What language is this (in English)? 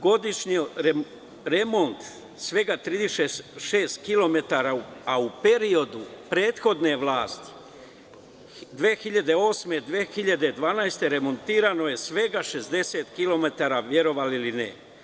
Serbian